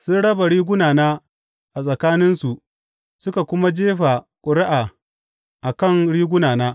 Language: Hausa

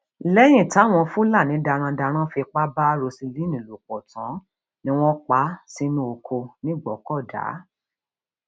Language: Yoruba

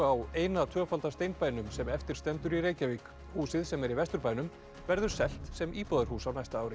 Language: Icelandic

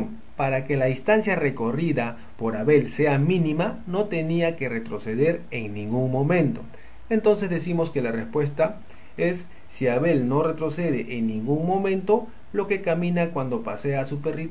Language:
Spanish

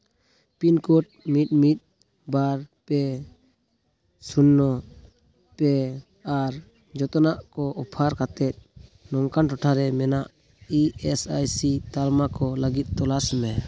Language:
Santali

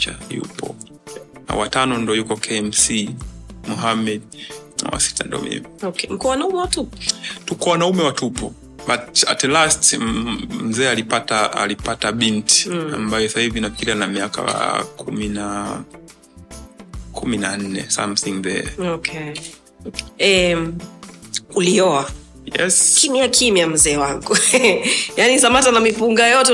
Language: Swahili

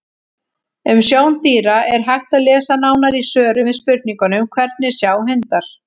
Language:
Icelandic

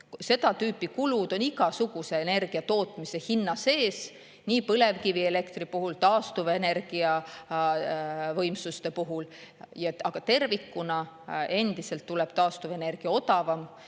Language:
Estonian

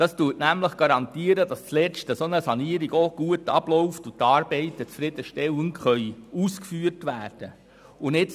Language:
Swiss German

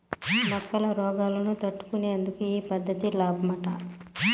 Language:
Telugu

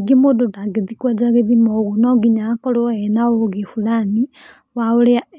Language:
Kikuyu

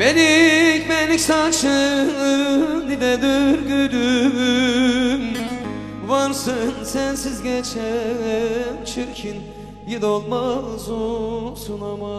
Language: Turkish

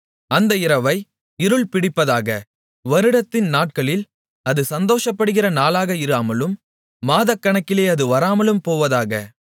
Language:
Tamil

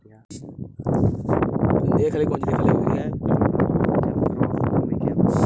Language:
Bhojpuri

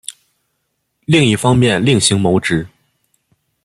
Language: Chinese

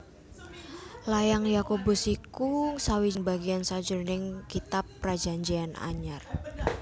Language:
Javanese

